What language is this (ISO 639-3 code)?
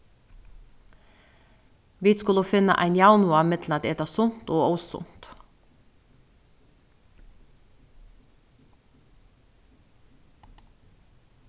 fao